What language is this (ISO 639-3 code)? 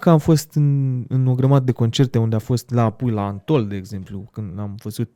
ron